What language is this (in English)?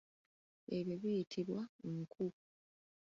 Ganda